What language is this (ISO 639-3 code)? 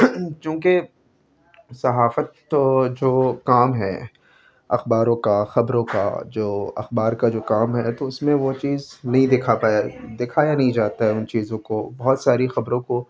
urd